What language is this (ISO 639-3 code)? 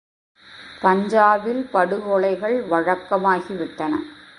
tam